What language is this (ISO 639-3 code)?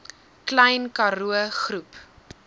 afr